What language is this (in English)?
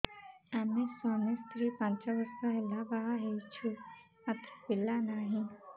Odia